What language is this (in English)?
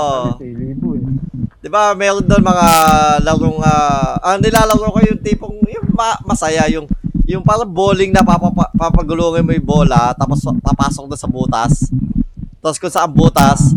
Filipino